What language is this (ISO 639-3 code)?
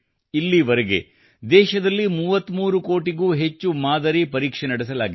kan